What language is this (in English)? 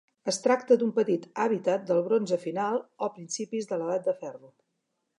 Catalan